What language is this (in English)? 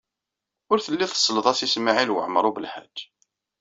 Kabyle